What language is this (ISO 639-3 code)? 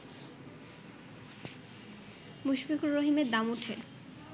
ben